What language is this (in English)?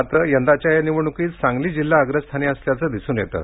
Marathi